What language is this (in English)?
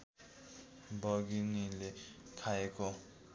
Nepali